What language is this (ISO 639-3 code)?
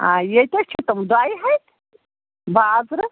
kas